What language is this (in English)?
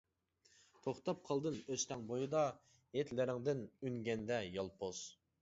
Uyghur